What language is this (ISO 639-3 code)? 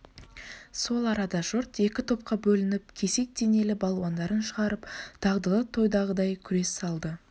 kaz